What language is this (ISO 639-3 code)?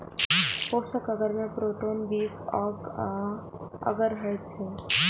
mai